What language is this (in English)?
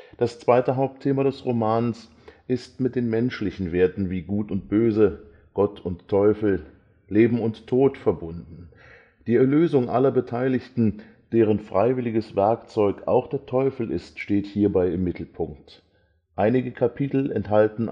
German